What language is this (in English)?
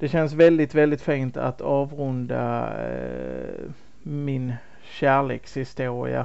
Swedish